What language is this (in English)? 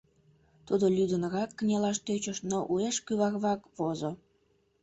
Mari